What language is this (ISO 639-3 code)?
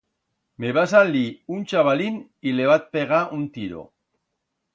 arg